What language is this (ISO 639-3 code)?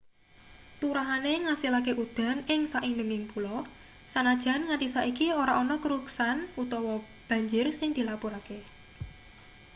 jav